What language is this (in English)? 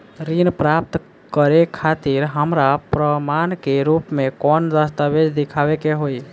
Bhojpuri